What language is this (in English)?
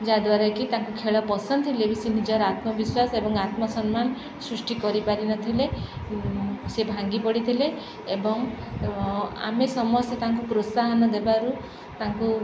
Odia